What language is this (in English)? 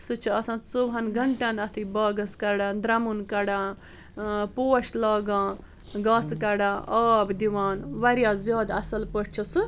Kashmiri